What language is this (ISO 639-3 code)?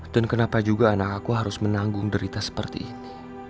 ind